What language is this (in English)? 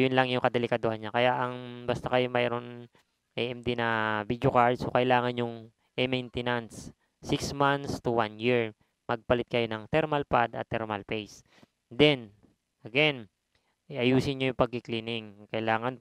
Filipino